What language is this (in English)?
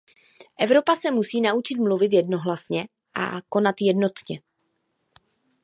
Czech